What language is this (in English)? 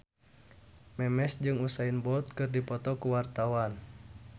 Sundanese